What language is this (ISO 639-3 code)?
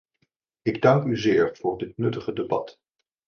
nld